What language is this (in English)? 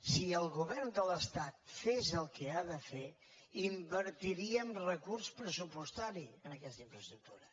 Catalan